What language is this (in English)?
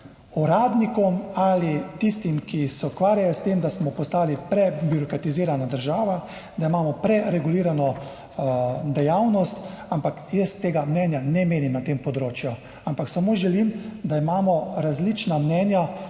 Slovenian